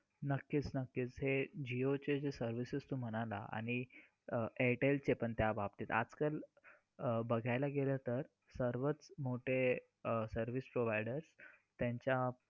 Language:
Marathi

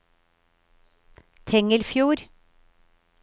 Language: Norwegian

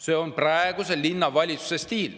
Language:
Estonian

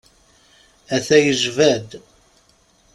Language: Kabyle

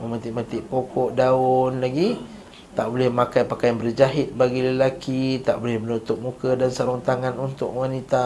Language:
Malay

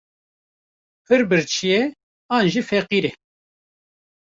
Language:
Kurdish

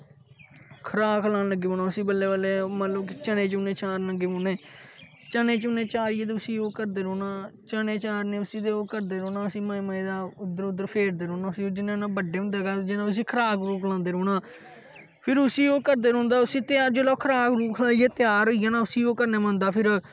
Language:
Dogri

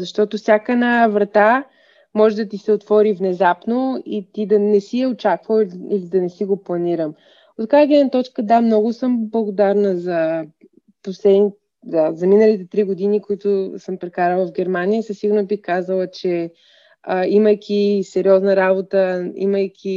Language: Bulgarian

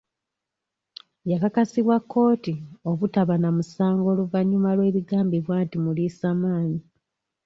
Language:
Ganda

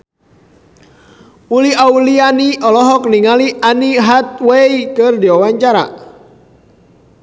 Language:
Sundanese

